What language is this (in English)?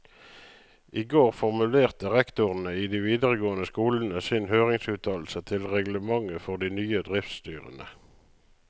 Norwegian